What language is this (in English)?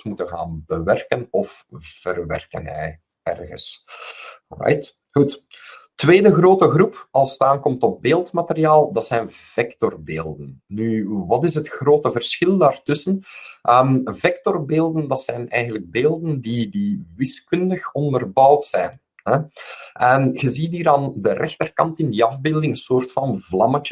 Dutch